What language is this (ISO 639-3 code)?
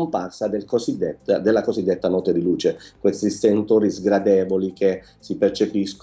ita